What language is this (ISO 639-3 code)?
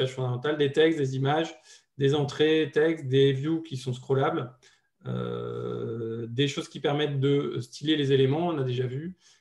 fra